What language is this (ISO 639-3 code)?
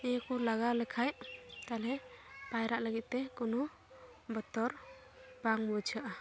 sat